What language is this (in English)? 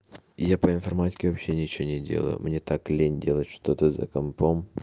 Russian